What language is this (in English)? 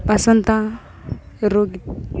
Tamil